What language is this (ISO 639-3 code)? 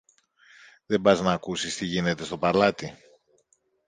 ell